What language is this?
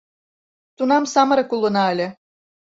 Mari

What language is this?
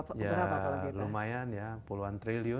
Indonesian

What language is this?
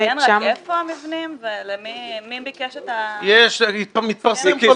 Hebrew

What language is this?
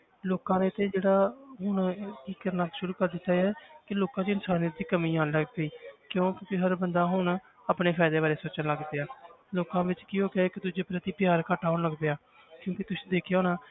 Punjabi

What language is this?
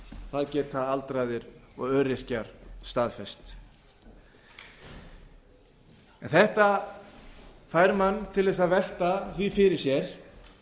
Icelandic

